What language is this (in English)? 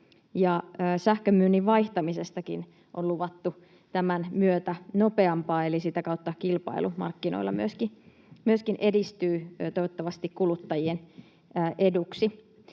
Finnish